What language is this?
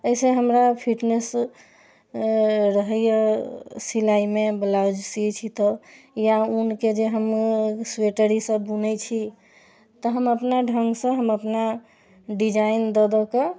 Maithili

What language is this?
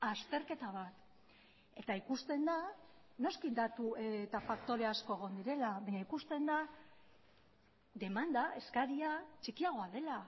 Basque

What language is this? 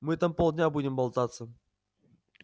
Russian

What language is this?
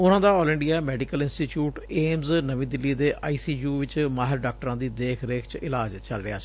Punjabi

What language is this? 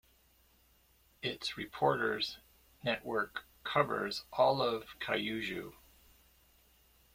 English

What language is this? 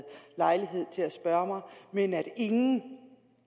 Danish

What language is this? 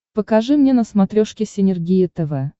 Russian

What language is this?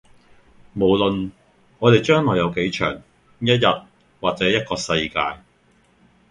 Cantonese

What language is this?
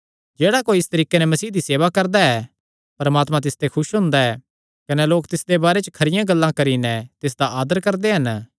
Kangri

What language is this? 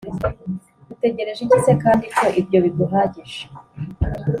Kinyarwanda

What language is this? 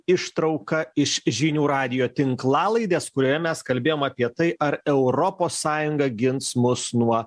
Lithuanian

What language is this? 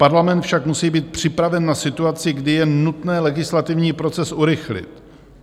Czech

